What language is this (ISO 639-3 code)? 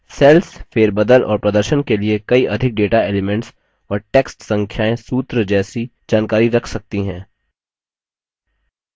hin